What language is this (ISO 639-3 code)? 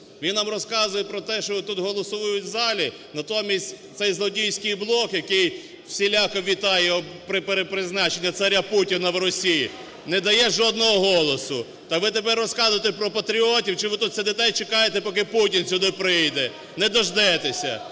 ukr